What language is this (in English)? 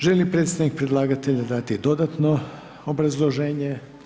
Croatian